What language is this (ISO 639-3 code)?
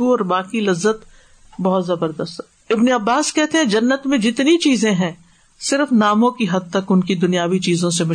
urd